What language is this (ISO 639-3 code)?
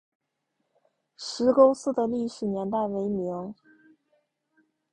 zho